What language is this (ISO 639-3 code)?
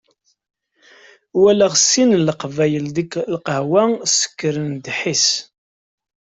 kab